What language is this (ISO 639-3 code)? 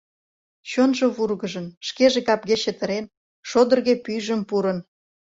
chm